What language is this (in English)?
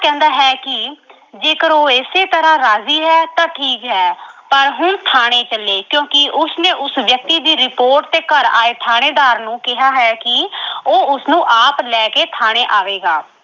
Punjabi